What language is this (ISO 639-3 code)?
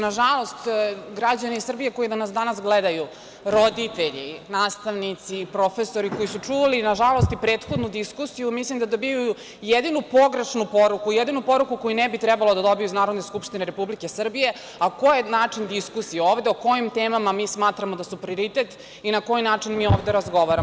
srp